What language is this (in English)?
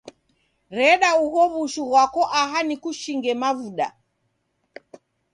Taita